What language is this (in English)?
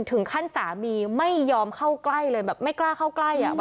Thai